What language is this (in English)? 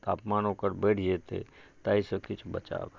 Maithili